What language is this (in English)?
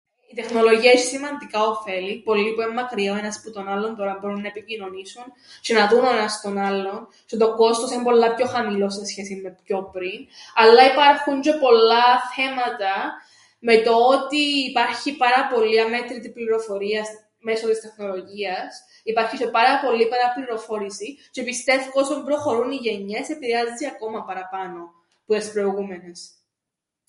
Greek